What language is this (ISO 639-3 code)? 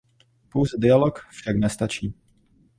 ces